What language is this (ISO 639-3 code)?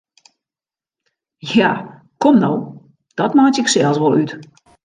fry